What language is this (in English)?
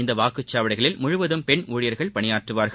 Tamil